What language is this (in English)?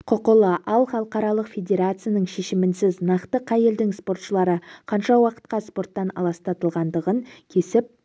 Kazakh